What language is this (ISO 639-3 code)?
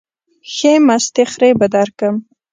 pus